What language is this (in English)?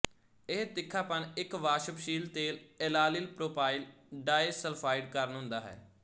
Punjabi